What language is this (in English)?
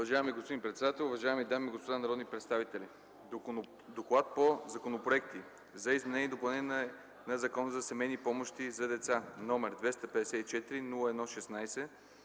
Bulgarian